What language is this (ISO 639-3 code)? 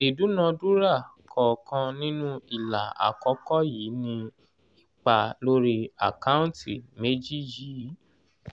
yor